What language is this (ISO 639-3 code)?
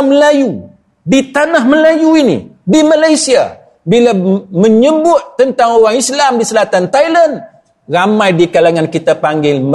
msa